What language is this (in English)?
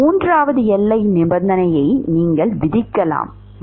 Tamil